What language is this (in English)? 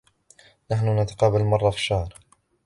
Arabic